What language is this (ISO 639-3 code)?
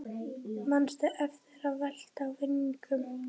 isl